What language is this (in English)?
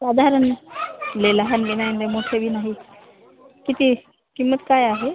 Marathi